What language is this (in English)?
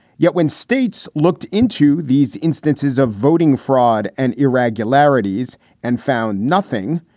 English